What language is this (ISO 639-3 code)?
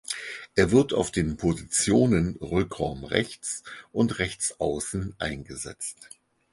deu